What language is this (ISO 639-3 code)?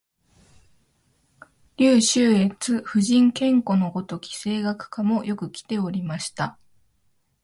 jpn